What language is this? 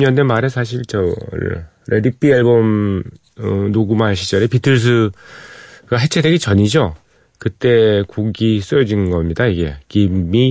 Korean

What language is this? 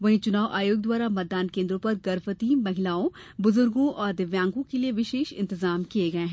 Hindi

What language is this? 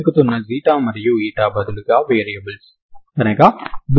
Telugu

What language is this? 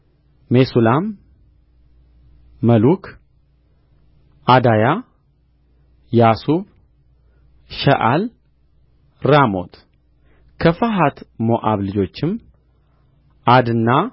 Amharic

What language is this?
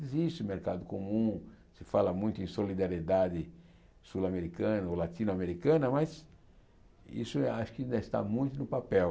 Portuguese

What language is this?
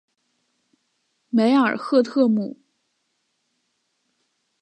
Chinese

